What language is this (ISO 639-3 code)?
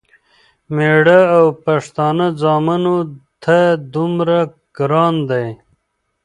pus